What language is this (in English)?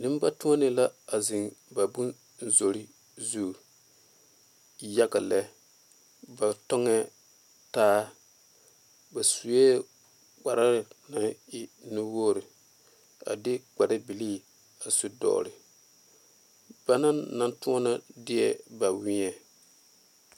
Southern Dagaare